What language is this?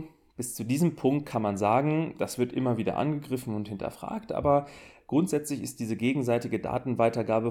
German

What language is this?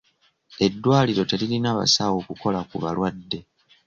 Ganda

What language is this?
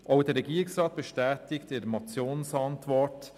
Swiss German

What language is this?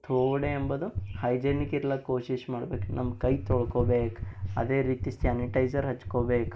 Kannada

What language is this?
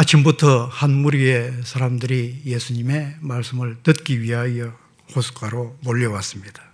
Korean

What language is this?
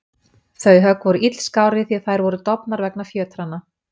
Icelandic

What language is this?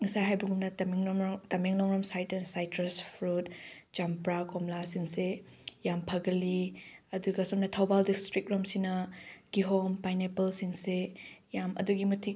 Manipuri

